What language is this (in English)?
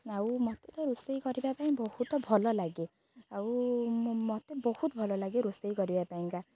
Odia